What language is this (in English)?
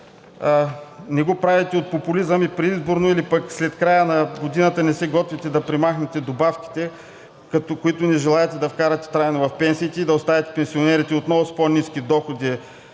Bulgarian